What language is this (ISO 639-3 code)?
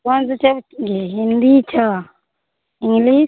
mai